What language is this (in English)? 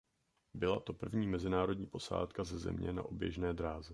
Czech